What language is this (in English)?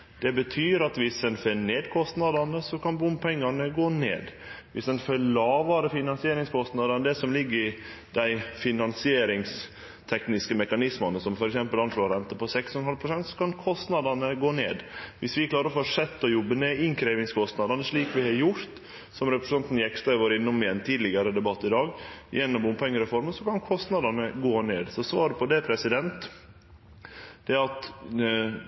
Norwegian Nynorsk